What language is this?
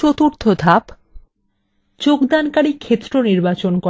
Bangla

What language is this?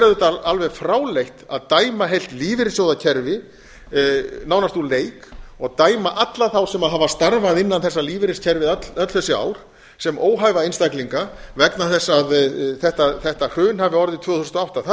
Icelandic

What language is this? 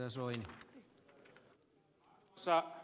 Finnish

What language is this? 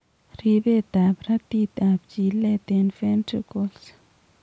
Kalenjin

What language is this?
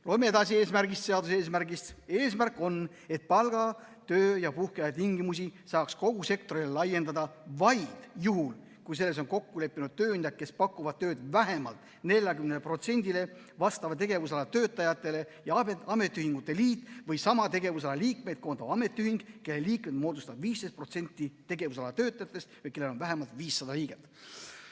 Estonian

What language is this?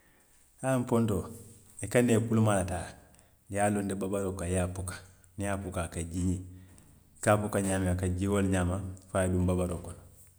Western Maninkakan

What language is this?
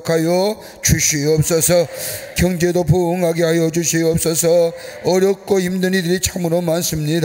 Korean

